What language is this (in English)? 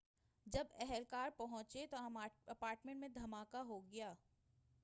Urdu